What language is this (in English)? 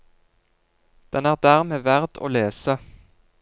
Norwegian